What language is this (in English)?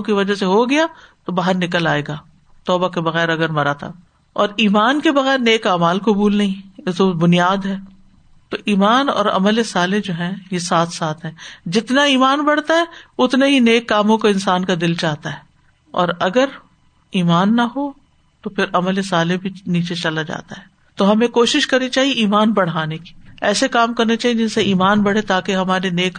Urdu